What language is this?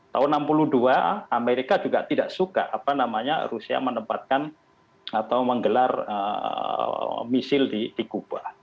Indonesian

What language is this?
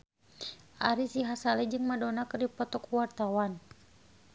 Sundanese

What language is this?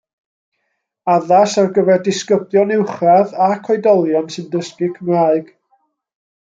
Welsh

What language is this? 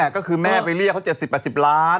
Thai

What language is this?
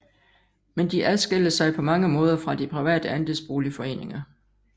Danish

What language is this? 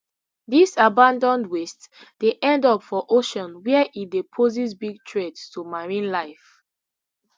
Nigerian Pidgin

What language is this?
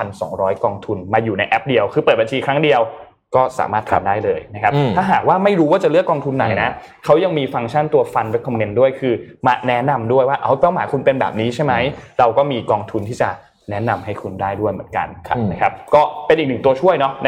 Thai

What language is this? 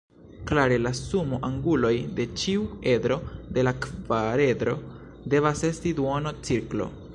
Esperanto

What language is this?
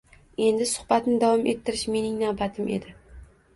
Uzbek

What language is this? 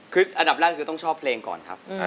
Thai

